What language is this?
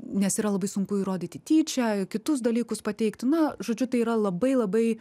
Lithuanian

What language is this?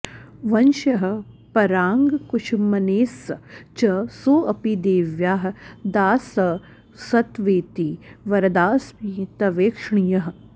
Sanskrit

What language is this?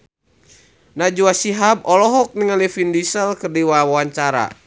Sundanese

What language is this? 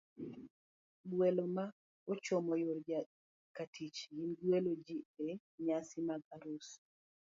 Luo (Kenya and Tanzania)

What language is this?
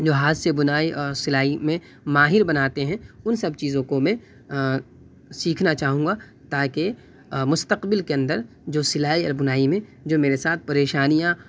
Urdu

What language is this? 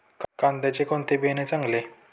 Marathi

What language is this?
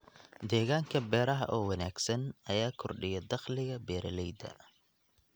Somali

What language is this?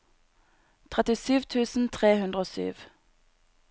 Norwegian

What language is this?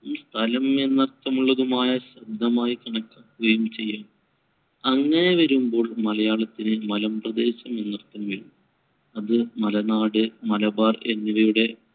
Malayalam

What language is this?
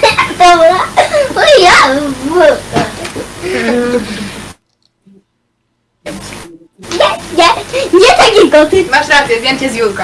Polish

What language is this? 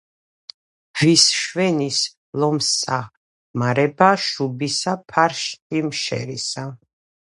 Georgian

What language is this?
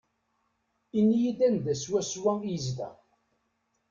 Kabyle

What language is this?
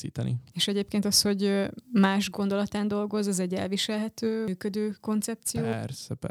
Hungarian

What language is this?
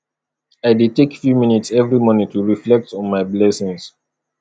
Nigerian Pidgin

